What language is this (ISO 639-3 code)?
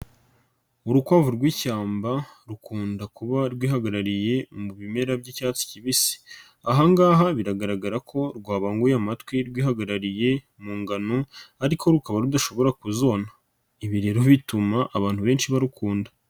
kin